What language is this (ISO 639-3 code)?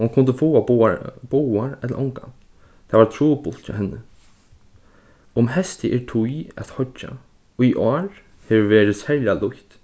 fao